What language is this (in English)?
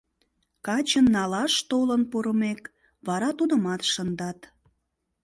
Mari